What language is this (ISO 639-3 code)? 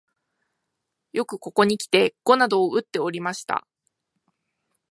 jpn